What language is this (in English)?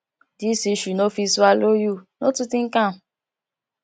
Nigerian Pidgin